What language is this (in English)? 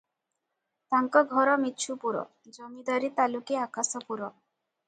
Odia